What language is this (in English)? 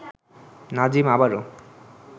Bangla